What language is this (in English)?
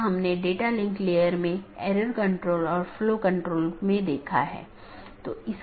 Hindi